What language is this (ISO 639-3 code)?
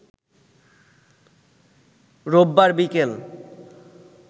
ben